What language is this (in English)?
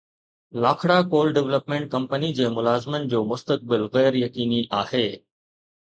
Sindhi